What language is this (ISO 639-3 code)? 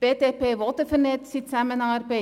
gsw